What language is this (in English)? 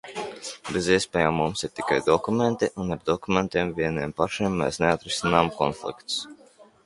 Latvian